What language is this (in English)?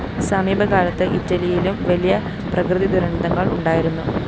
Malayalam